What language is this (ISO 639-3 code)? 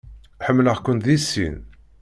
kab